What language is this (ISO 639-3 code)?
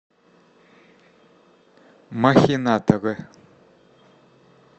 rus